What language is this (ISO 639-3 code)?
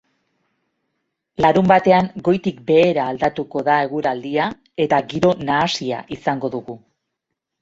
eus